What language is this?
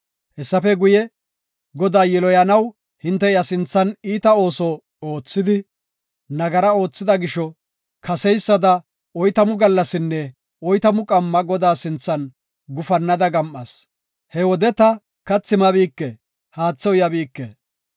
Gofa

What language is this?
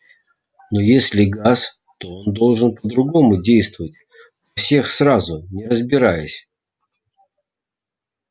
Russian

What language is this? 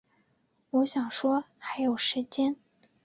Chinese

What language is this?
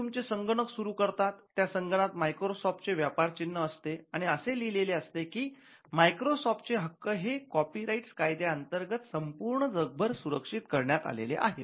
Marathi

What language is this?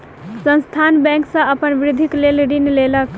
Maithili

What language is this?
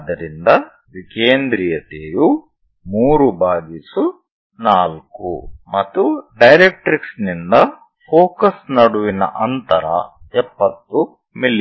Kannada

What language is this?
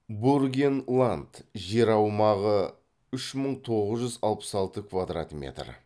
Kazakh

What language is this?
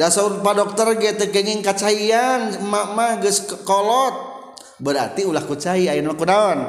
Indonesian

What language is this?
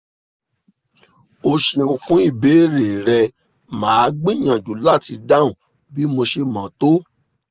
Yoruba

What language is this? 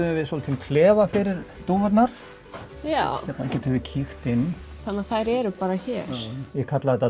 Icelandic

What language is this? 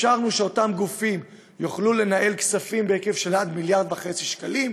Hebrew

